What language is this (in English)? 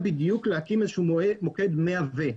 Hebrew